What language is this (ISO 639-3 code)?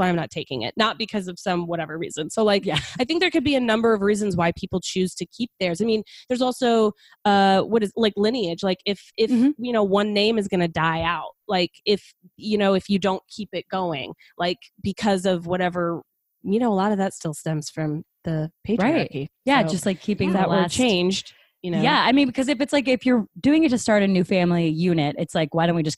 eng